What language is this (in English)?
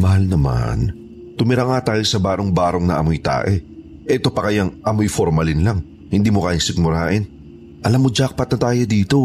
Filipino